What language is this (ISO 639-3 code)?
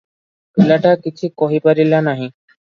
ori